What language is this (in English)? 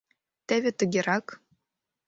Mari